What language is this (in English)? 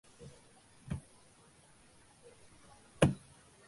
Tamil